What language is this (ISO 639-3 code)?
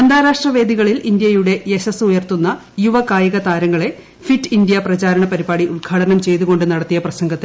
mal